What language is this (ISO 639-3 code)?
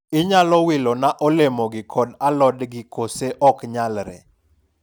luo